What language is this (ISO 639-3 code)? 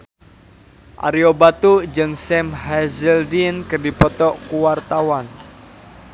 sun